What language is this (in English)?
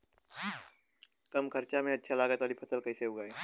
Bhojpuri